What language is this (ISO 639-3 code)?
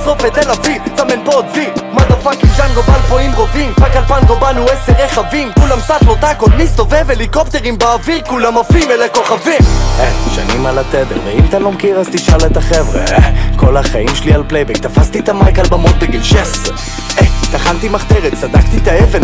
heb